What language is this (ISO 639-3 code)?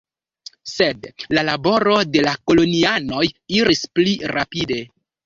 epo